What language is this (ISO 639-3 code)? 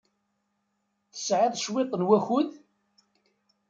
kab